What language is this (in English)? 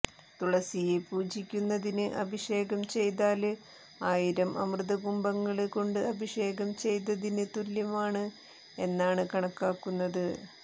Malayalam